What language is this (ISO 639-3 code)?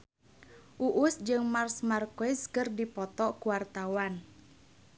sun